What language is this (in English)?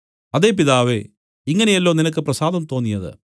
Malayalam